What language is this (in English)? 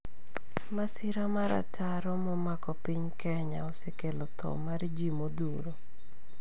Luo (Kenya and Tanzania)